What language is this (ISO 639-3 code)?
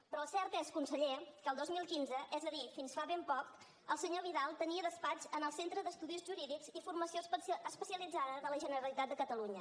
cat